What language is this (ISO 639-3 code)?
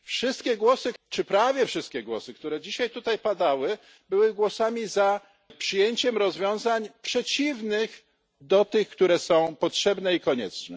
pol